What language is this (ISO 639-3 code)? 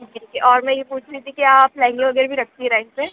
hin